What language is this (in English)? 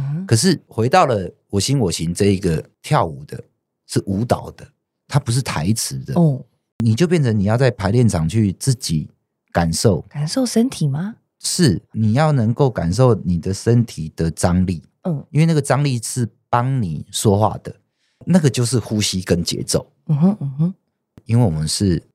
Chinese